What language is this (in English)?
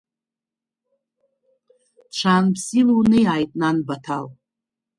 Abkhazian